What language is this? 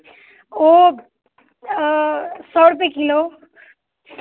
Maithili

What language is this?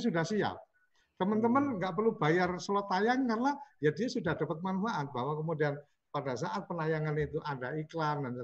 Indonesian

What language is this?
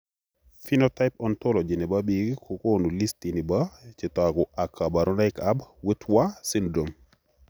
Kalenjin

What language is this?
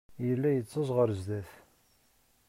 Kabyle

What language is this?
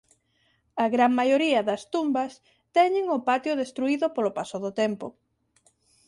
Galician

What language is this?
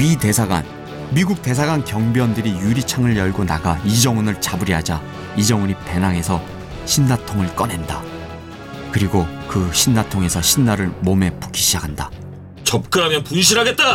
Korean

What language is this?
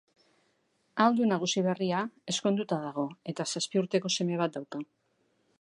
Basque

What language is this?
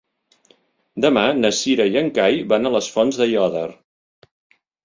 Catalan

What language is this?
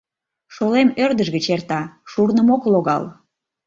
Mari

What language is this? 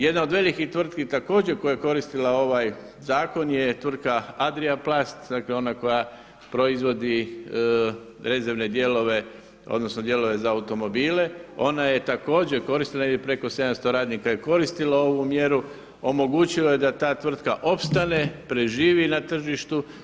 Croatian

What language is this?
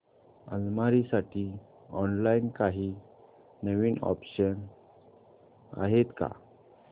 Marathi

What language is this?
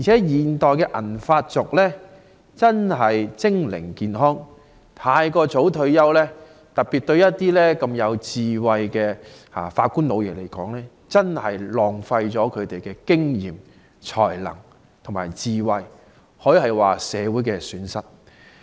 Cantonese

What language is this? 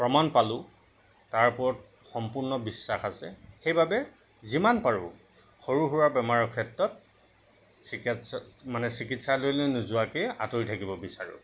Assamese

